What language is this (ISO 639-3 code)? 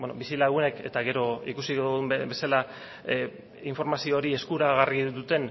eus